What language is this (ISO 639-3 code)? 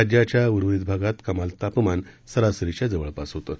mar